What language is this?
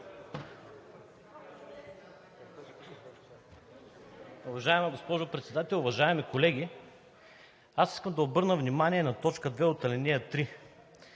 Bulgarian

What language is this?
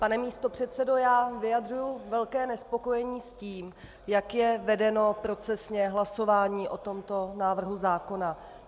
Czech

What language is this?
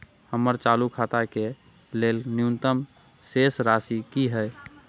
Maithili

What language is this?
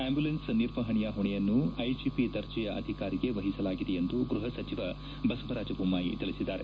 Kannada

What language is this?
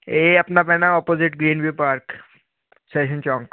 Punjabi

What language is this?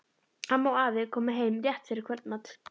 Icelandic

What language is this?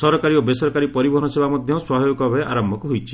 Odia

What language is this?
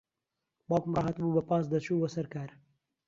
Central Kurdish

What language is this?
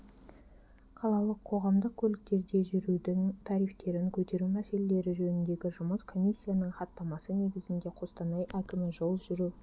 Kazakh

